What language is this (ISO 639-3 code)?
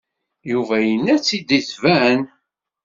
kab